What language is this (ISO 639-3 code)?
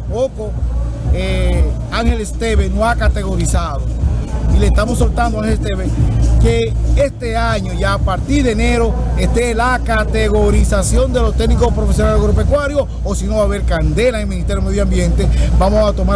spa